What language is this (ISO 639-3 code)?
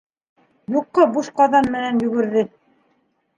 bak